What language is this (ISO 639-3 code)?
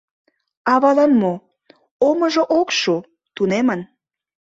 chm